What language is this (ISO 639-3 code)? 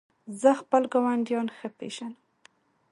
pus